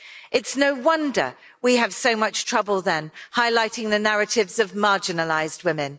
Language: English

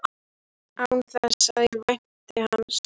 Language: Icelandic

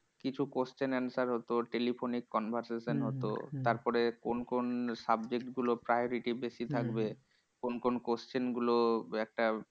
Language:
Bangla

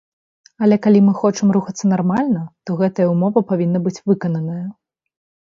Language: Belarusian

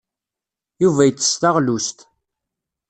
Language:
Kabyle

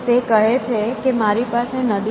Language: Gujarati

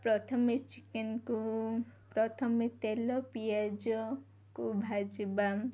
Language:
Odia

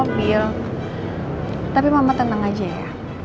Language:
Indonesian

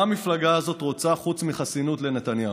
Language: Hebrew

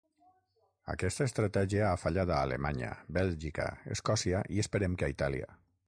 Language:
Catalan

